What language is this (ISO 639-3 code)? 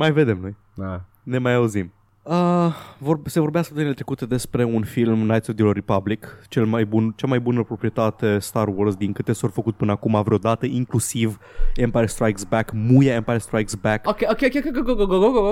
ron